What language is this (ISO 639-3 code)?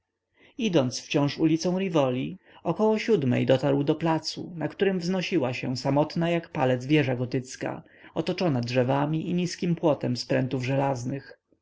pol